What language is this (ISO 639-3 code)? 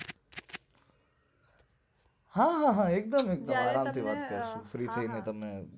guj